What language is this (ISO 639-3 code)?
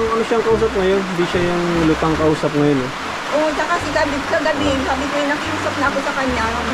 fil